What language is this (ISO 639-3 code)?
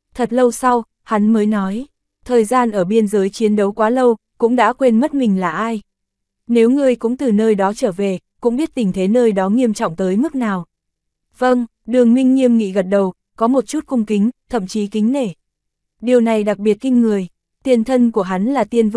vie